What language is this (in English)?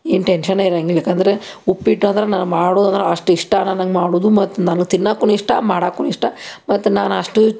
Kannada